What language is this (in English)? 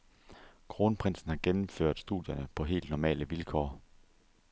Danish